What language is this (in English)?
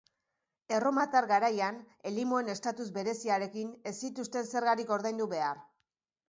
Basque